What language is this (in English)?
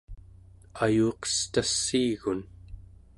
Central Yupik